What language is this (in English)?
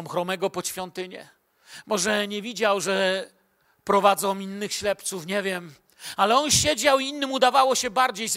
Polish